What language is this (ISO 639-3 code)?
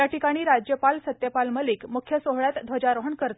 mar